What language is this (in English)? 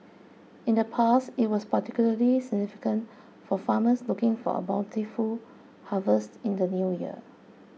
English